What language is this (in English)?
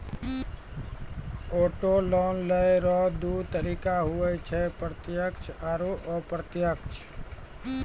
Maithili